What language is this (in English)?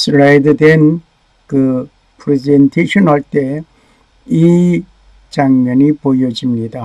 Korean